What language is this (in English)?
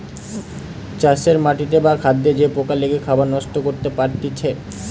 Bangla